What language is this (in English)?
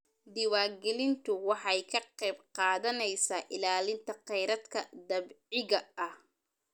Somali